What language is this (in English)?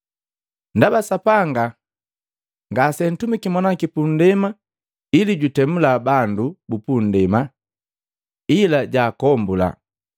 Matengo